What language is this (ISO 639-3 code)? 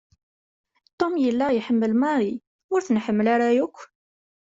kab